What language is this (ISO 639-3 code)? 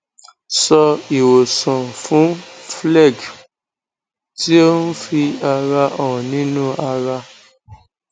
yor